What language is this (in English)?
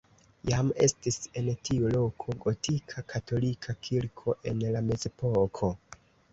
Esperanto